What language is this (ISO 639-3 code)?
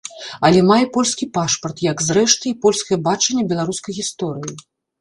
bel